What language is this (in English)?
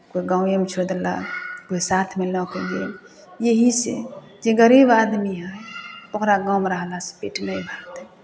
Maithili